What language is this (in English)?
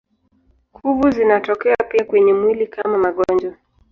Swahili